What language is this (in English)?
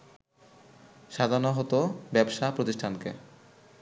Bangla